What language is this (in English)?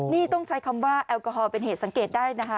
Thai